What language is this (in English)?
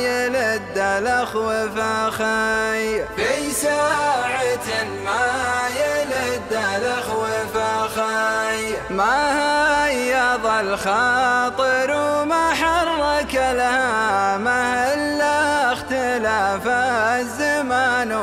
Arabic